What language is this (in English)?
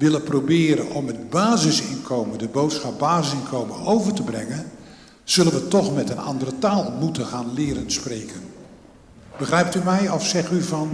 Dutch